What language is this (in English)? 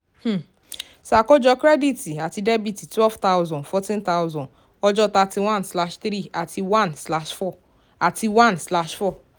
Yoruba